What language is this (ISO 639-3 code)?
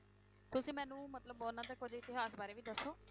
pan